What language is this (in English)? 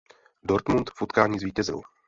Czech